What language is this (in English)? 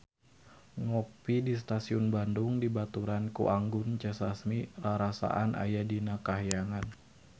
Sundanese